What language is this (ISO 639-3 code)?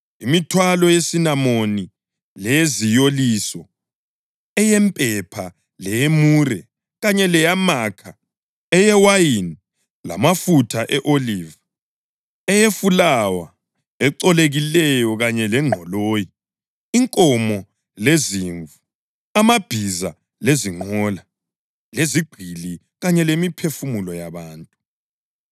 nde